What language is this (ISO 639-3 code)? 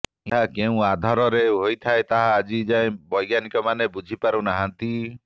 ori